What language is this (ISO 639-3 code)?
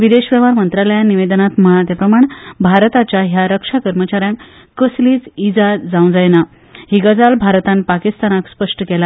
kok